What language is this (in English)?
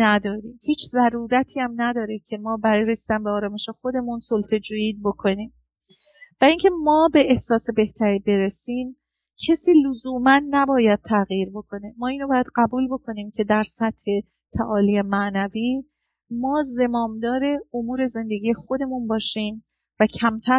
Persian